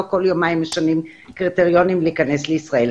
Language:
Hebrew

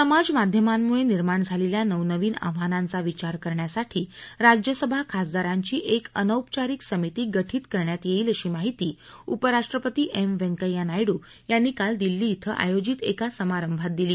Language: Marathi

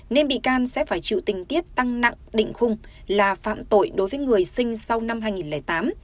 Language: Vietnamese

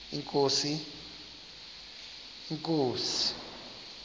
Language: Xhosa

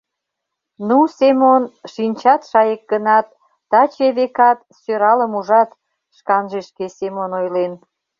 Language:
Mari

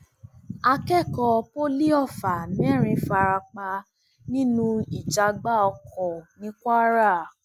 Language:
Yoruba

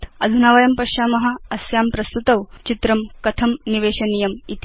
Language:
Sanskrit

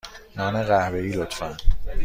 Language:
Persian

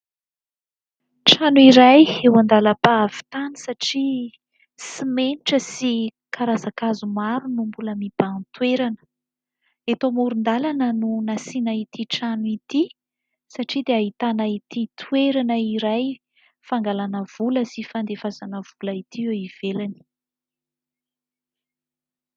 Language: Malagasy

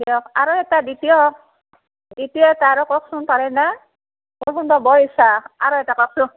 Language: Assamese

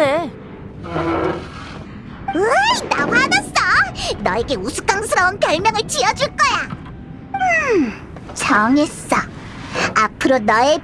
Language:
Korean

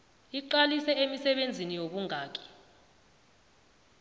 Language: South Ndebele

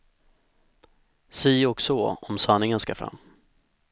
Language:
Swedish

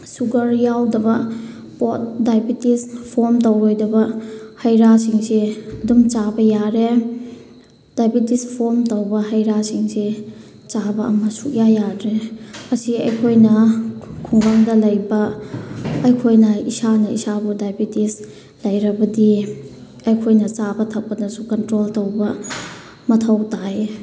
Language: Manipuri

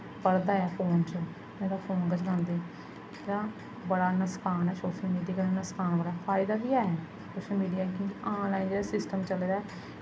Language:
Dogri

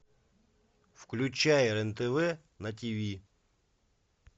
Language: Russian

